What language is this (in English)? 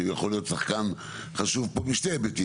Hebrew